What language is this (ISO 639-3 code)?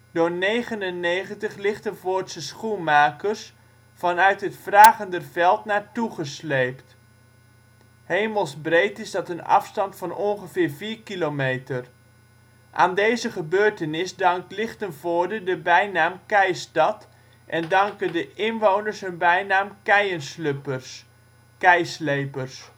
nld